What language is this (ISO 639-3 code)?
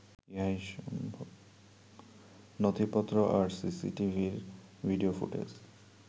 ben